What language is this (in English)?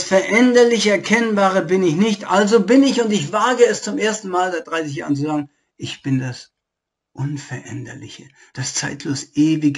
German